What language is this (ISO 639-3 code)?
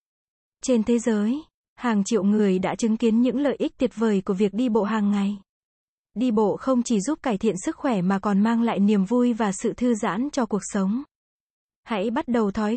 vie